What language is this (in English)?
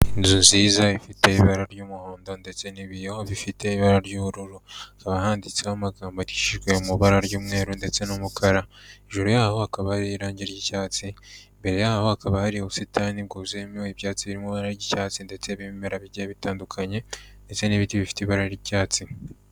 Kinyarwanda